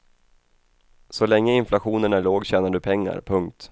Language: Swedish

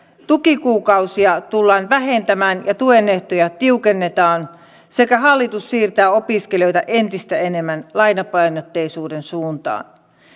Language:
Finnish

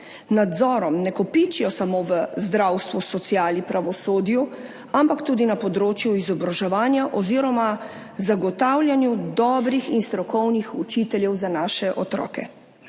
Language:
Slovenian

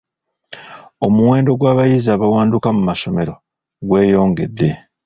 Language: Ganda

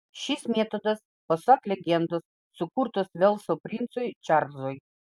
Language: Lithuanian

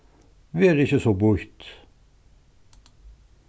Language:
Faroese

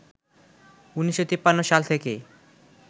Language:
Bangla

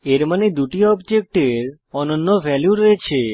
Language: Bangla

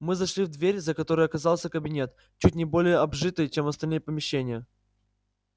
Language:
Russian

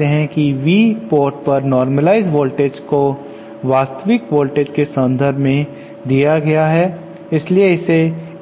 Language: Hindi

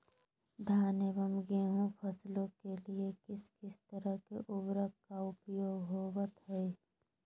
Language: Magahi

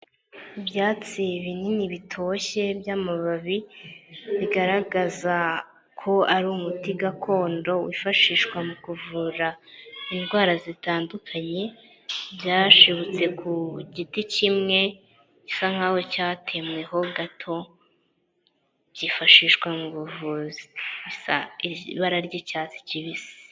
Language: Kinyarwanda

